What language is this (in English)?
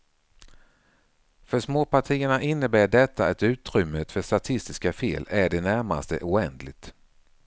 Swedish